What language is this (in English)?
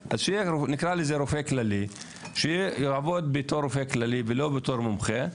Hebrew